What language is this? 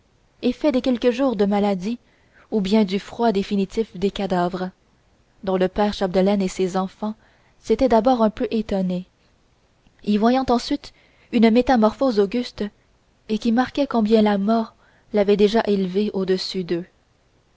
French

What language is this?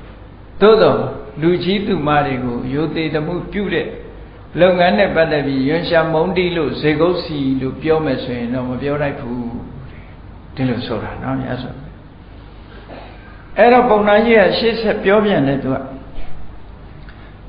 Vietnamese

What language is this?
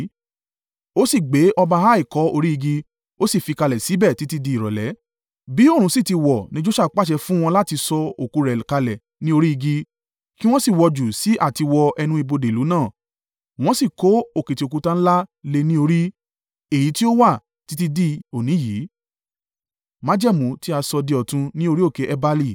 Yoruba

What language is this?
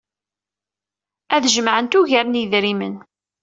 Kabyle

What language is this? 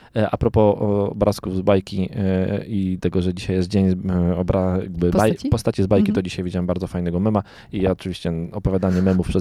Polish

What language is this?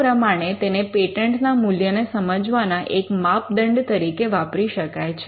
Gujarati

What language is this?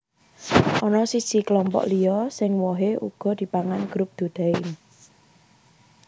Javanese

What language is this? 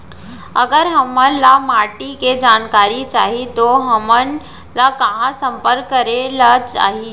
Chhattisgarhi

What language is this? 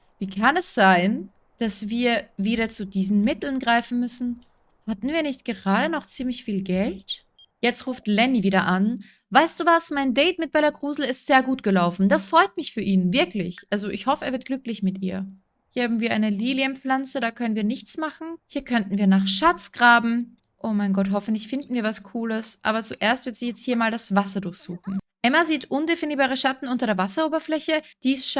German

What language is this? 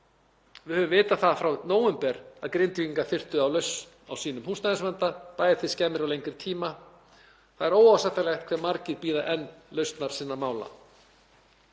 Icelandic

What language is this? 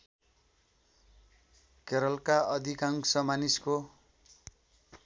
Nepali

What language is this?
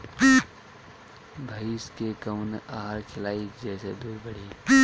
Bhojpuri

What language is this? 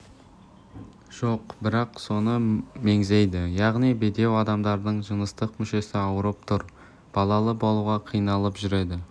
Kazakh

